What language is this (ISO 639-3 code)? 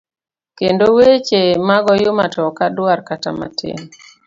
luo